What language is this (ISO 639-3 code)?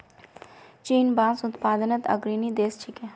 mag